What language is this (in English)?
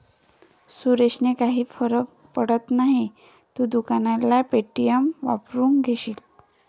Marathi